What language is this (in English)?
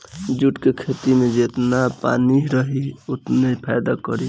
Bhojpuri